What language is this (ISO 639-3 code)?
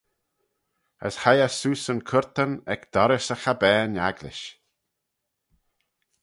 glv